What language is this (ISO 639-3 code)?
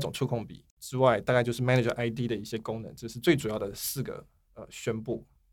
zho